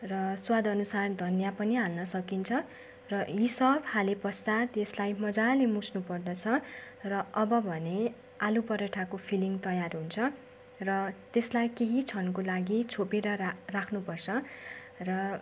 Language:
Nepali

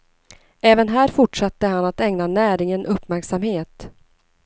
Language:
Swedish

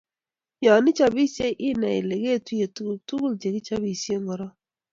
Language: Kalenjin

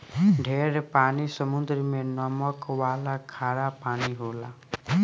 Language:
Bhojpuri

